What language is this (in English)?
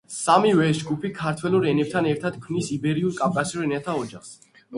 Georgian